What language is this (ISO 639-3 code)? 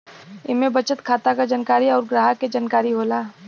bho